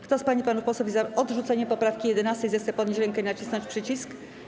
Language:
Polish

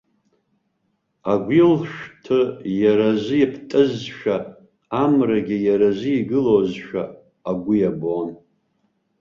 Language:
Abkhazian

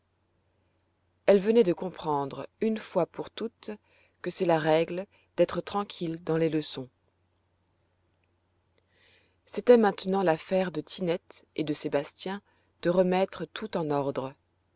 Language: French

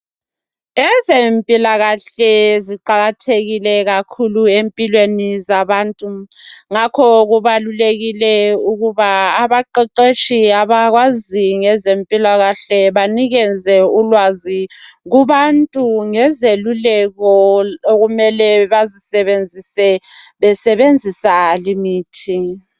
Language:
North Ndebele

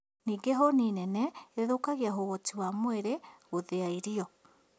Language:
Kikuyu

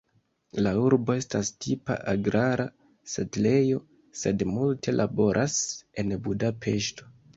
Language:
Esperanto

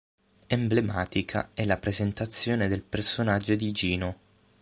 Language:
Italian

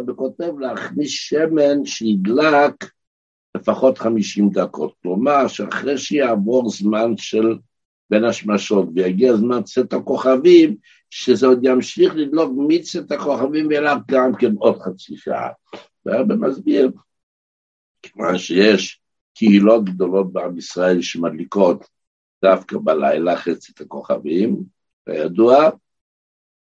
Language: Hebrew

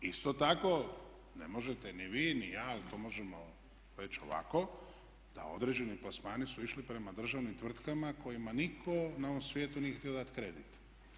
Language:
Croatian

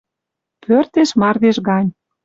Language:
Western Mari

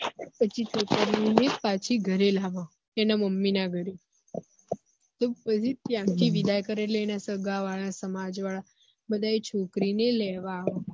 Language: Gujarati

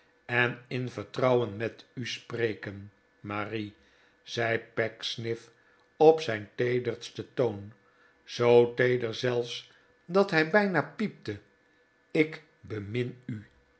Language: Dutch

